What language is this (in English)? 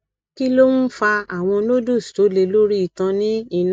Yoruba